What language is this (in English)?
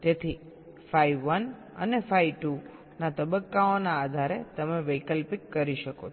Gujarati